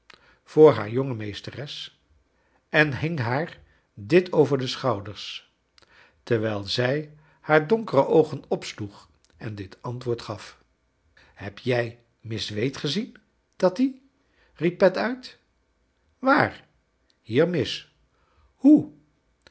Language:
Dutch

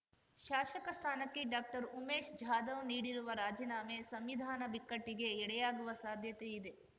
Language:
Kannada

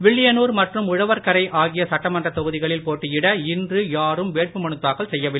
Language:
Tamil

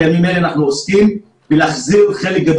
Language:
Hebrew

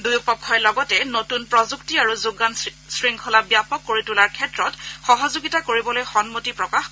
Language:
Assamese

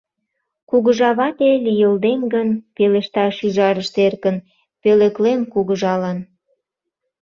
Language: Mari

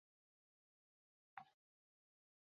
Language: Chinese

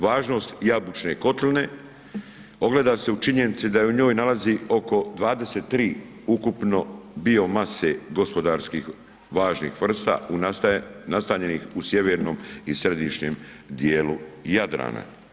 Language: Croatian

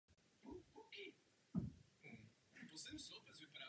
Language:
Czech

